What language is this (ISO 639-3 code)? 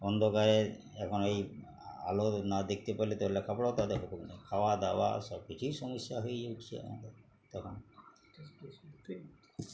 ben